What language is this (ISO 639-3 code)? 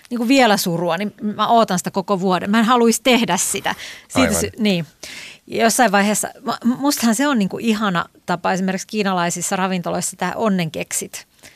fin